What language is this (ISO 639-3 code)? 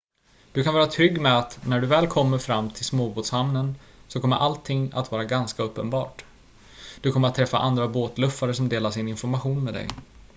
swe